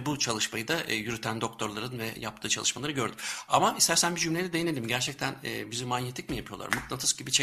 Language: Turkish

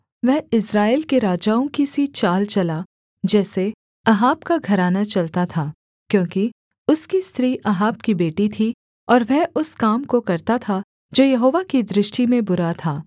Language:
Hindi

